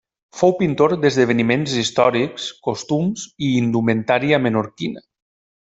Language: Catalan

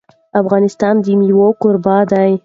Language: Pashto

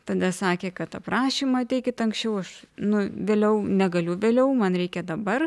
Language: Lithuanian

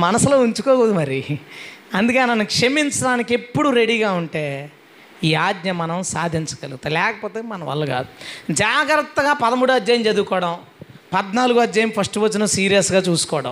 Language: Telugu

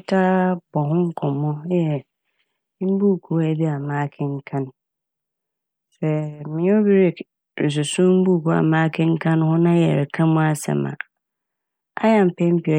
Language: Akan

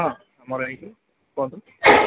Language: Odia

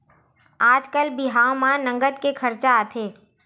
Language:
Chhattisgarhi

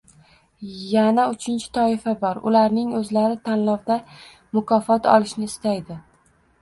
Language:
Uzbek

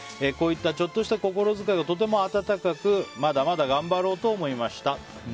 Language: Japanese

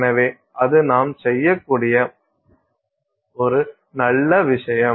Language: Tamil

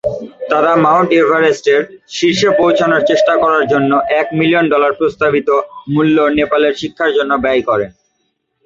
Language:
Bangla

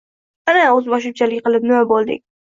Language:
Uzbek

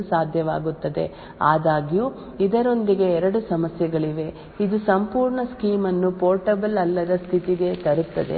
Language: Kannada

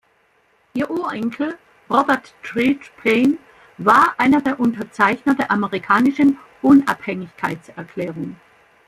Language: German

